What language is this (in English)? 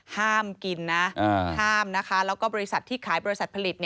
Thai